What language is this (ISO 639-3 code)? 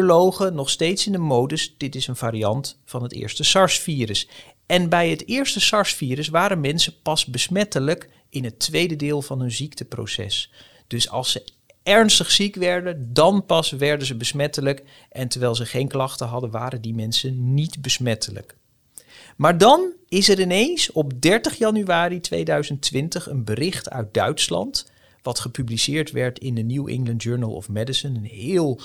nld